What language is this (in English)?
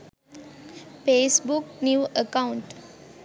Sinhala